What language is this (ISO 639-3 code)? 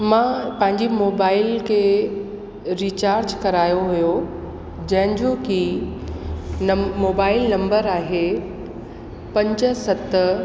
snd